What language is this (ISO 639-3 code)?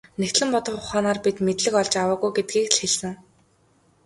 mon